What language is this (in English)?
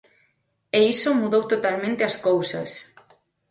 Galician